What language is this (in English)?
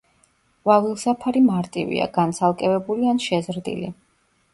Georgian